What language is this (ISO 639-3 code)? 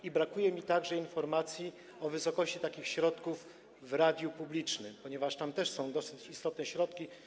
pol